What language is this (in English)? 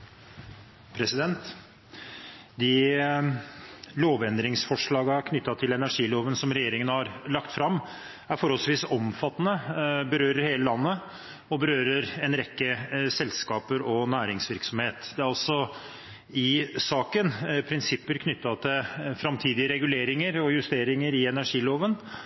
Norwegian Bokmål